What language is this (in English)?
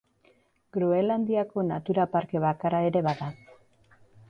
Basque